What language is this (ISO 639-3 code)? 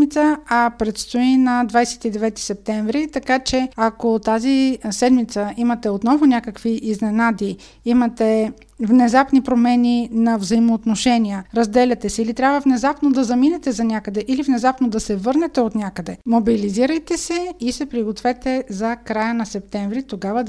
bul